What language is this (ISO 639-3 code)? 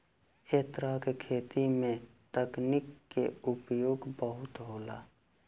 bho